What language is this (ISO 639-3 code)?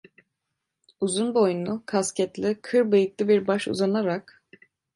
tur